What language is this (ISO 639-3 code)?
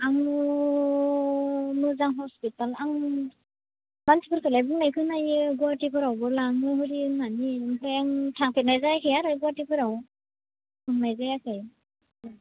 brx